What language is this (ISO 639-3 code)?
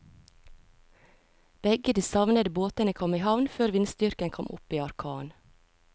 nor